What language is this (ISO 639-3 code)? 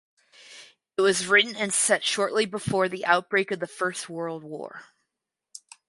eng